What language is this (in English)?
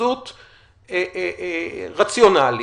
Hebrew